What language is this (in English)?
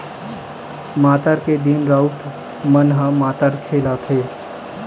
Chhattisgarhi